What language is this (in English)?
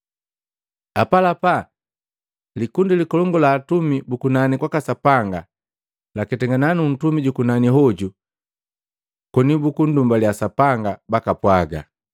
Matengo